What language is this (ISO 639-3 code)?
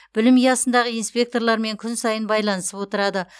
kaz